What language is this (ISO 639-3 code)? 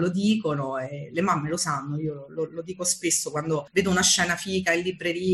ita